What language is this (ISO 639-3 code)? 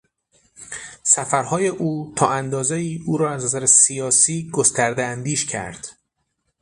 fas